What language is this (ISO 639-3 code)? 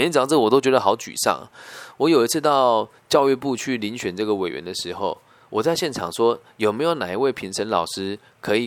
zho